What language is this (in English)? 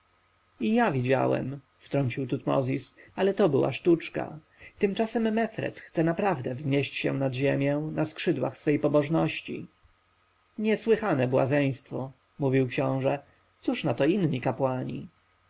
Polish